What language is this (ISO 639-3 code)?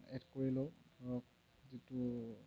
asm